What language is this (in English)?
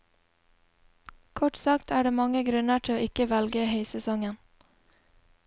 Norwegian